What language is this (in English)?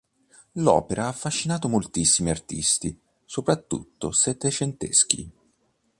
Italian